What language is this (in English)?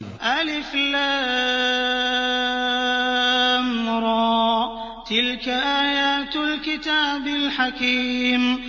Arabic